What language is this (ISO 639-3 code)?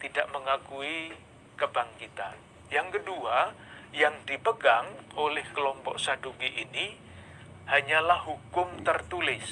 ind